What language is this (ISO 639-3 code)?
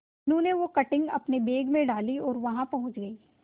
hin